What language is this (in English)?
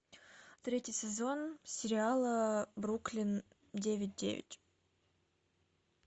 Russian